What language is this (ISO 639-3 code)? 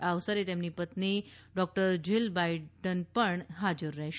guj